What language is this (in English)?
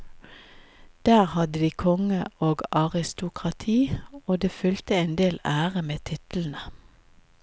Norwegian